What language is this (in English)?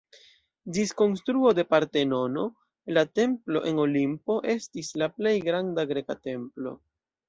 Esperanto